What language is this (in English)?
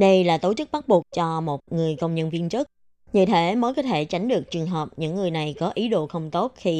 Vietnamese